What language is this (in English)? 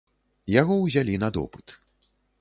Belarusian